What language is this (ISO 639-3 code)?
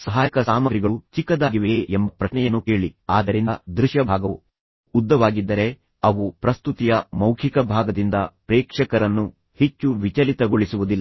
kan